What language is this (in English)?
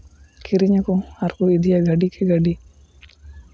Santali